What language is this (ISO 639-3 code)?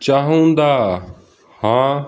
pan